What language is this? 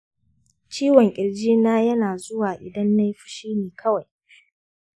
Hausa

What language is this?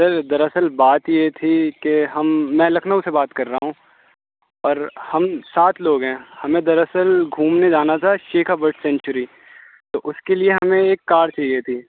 Urdu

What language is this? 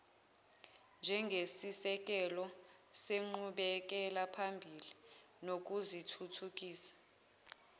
Zulu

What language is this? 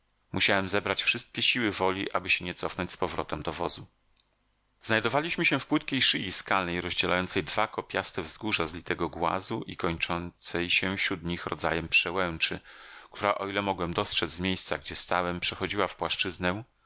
Polish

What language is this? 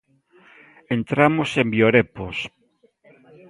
Galician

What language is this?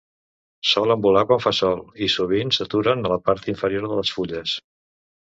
Catalan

